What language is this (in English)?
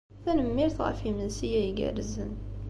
Kabyle